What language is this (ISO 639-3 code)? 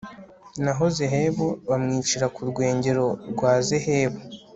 kin